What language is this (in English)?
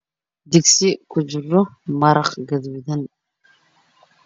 Somali